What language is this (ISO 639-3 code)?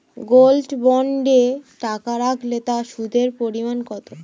ben